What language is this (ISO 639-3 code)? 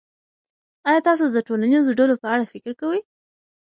pus